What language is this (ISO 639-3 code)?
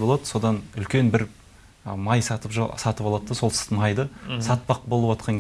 tur